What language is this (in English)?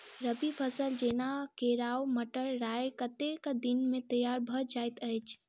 Maithili